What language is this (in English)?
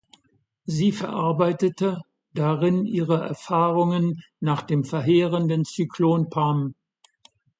German